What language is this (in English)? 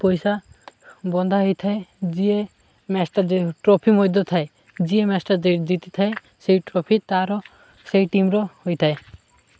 Odia